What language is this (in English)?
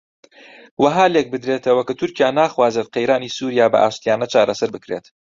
Central Kurdish